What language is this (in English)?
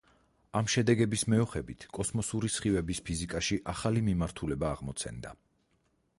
Georgian